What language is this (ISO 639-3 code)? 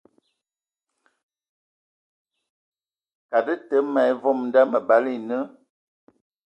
ewo